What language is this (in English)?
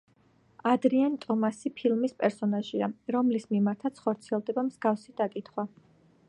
Georgian